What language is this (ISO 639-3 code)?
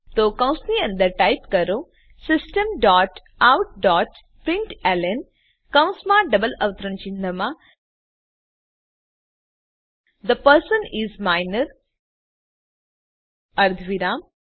guj